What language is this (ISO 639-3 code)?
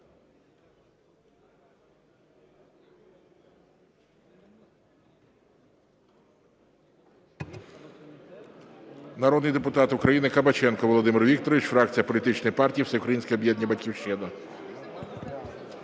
ukr